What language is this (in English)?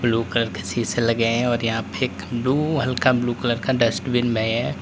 Hindi